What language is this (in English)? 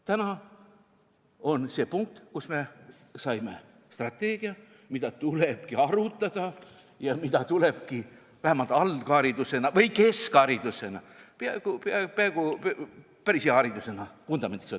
Estonian